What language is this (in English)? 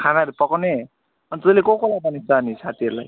Nepali